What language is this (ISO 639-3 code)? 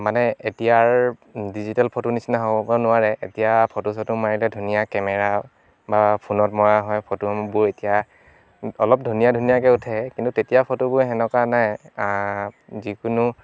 asm